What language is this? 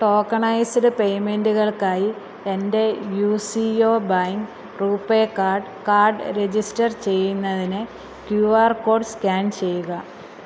Malayalam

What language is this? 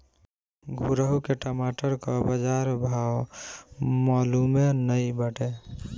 Bhojpuri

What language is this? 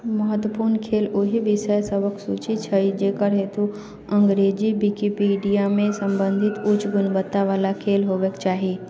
Maithili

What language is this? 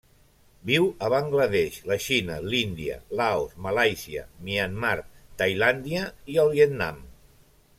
Catalan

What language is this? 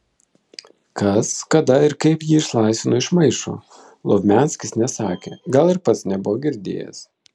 Lithuanian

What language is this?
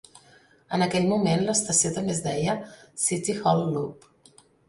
Catalan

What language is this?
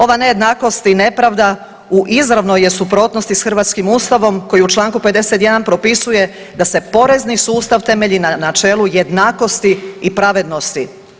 Croatian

